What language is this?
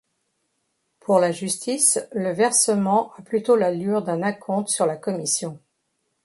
French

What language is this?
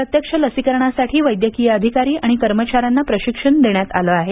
Marathi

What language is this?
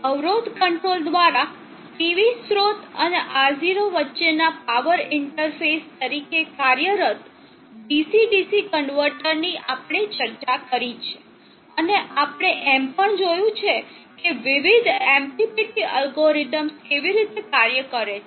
Gujarati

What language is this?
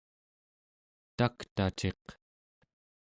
Central Yupik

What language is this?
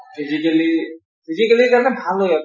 Assamese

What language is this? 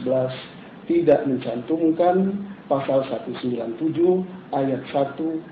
Indonesian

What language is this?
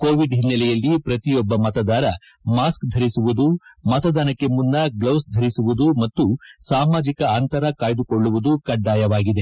Kannada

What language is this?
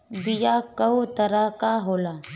Bhojpuri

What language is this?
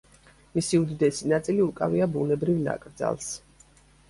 Georgian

